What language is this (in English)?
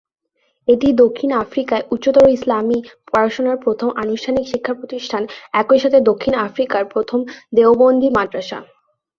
Bangla